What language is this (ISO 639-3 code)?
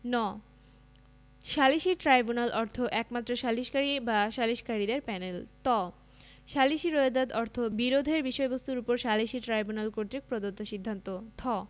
ben